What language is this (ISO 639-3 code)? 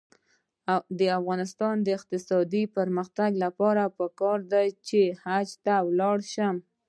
pus